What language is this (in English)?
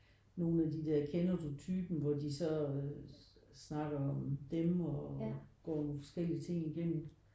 Danish